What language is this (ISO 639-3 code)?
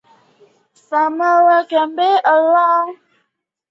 zho